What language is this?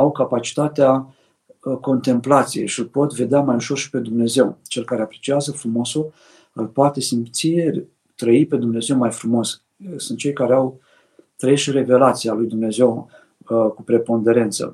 Romanian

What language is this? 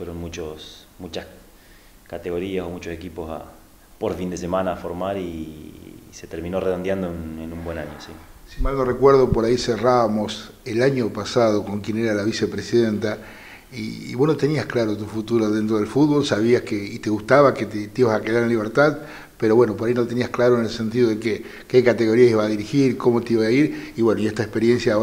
Spanish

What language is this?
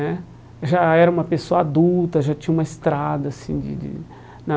Portuguese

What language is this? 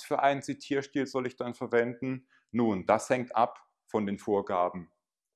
German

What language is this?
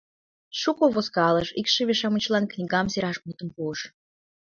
Mari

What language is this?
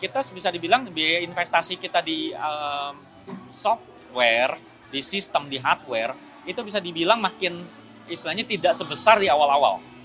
Indonesian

